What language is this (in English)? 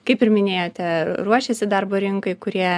Lithuanian